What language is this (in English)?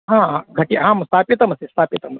Sanskrit